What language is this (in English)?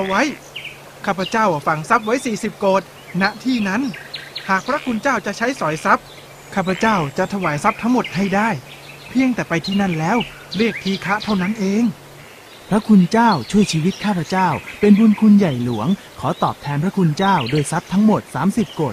Thai